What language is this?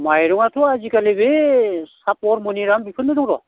Bodo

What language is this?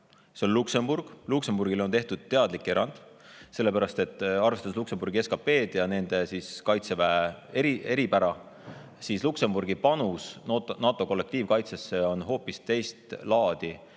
Estonian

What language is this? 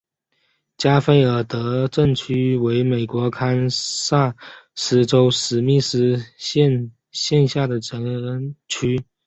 Chinese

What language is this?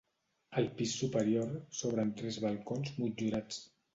Catalan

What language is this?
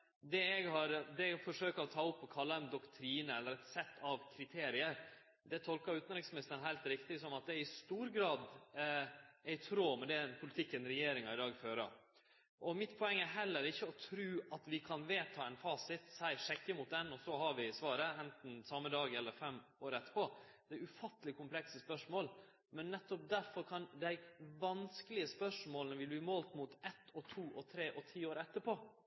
Norwegian Nynorsk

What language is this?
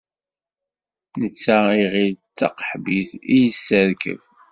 Kabyle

